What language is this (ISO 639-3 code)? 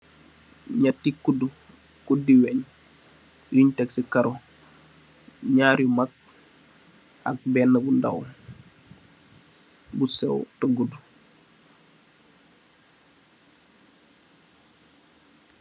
wol